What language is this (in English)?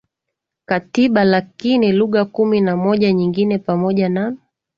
Swahili